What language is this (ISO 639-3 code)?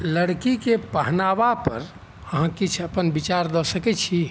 mai